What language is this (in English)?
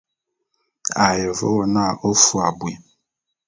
Bulu